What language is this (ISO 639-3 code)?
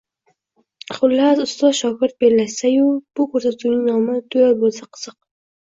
uzb